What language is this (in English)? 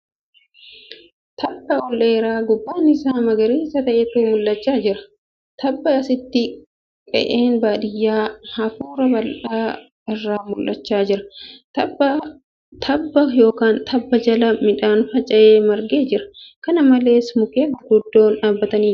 Oromo